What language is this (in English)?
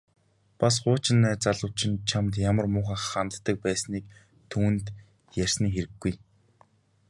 Mongolian